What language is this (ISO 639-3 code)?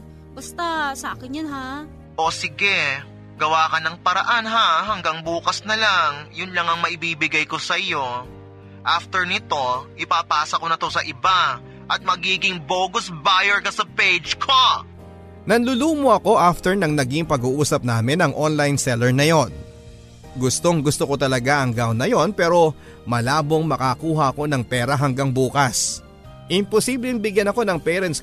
fil